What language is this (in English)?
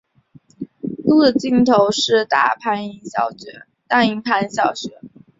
Chinese